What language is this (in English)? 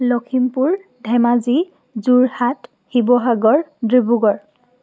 Assamese